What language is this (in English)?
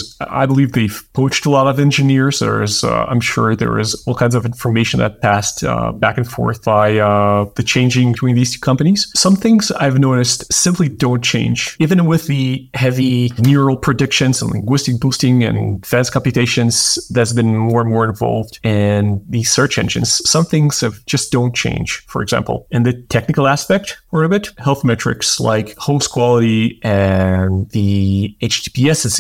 English